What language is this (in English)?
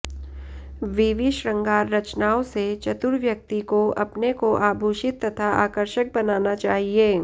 Sanskrit